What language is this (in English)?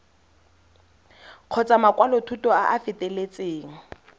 Tswana